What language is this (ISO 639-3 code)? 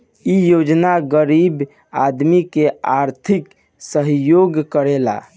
bho